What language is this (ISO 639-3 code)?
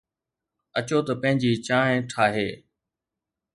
snd